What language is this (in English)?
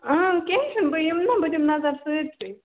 Kashmiri